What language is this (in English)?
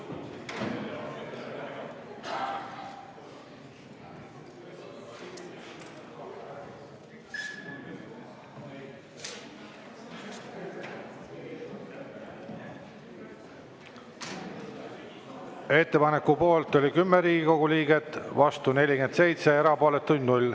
Estonian